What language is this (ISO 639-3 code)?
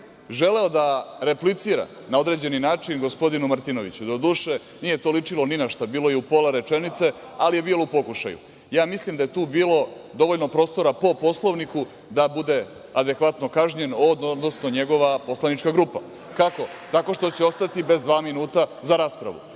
srp